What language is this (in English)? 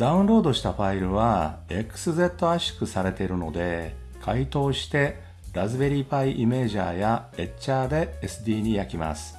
Japanese